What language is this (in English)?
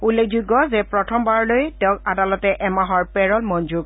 Assamese